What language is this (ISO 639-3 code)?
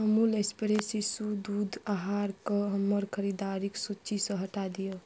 mai